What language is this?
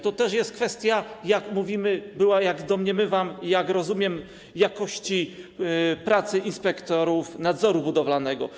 Polish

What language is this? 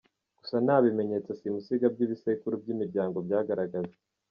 Kinyarwanda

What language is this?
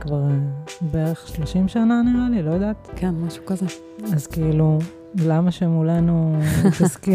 Hebrew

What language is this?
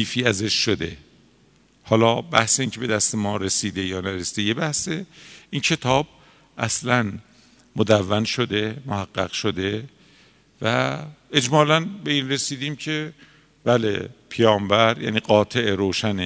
Persian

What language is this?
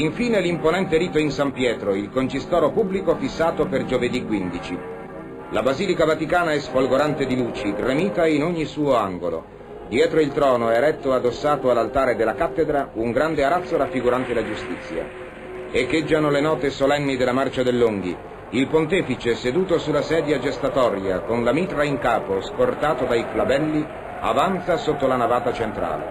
Italian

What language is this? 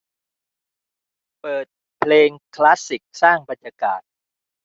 Thai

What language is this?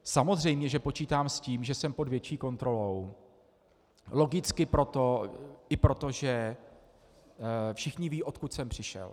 Czech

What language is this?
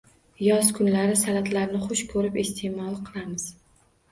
Uzbek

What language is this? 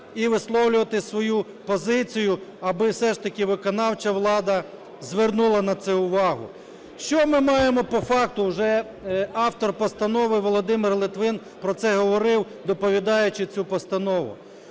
Ukrainian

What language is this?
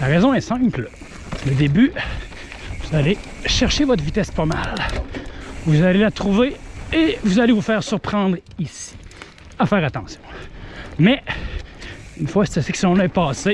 French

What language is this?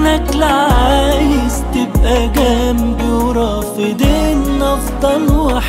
Arabic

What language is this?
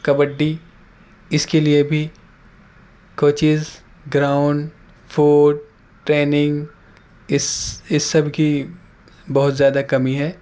Urdu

